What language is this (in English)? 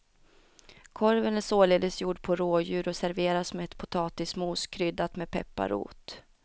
Swedish